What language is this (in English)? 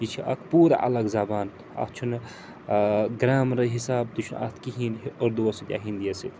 Kashmiri